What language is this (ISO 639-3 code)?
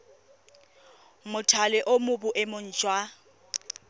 tsn